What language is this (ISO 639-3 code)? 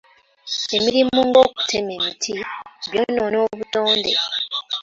lug